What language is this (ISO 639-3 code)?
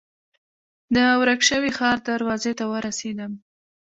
pus